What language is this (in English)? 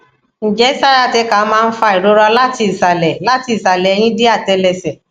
Yoruba